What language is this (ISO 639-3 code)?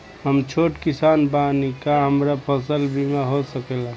bho